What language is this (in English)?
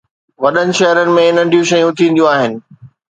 Sindhi